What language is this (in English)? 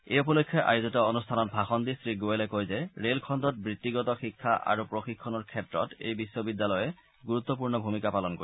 Assamese